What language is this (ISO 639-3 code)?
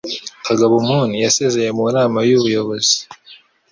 kin